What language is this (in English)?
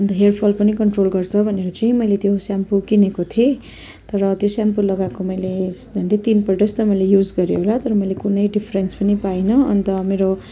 Nepali